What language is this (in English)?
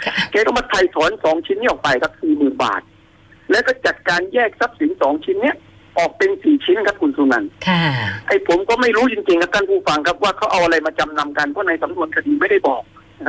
Thai